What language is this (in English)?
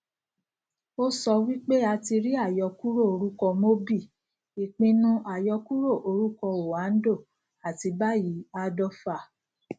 Yoruba